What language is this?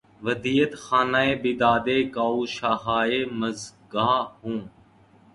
Urdu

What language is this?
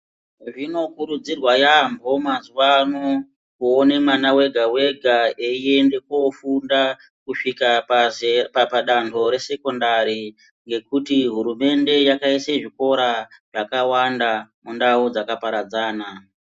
Ndau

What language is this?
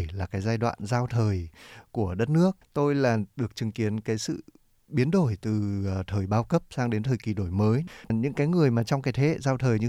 Vietnamese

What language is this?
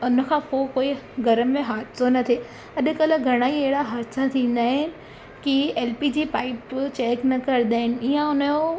Sindhi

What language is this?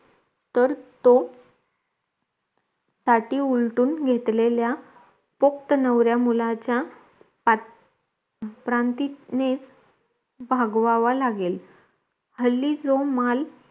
Marathi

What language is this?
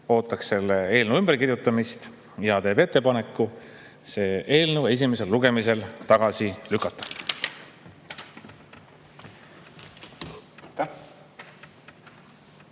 Estonian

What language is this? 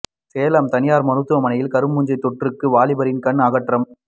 Tamil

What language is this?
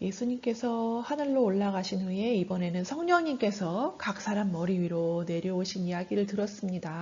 Korean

